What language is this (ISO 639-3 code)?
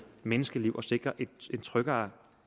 dan